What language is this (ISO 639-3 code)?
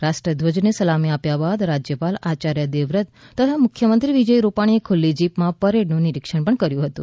guj